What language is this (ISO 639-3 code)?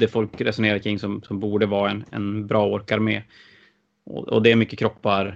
swe